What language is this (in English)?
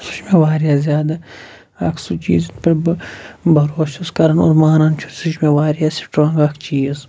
Kashmiri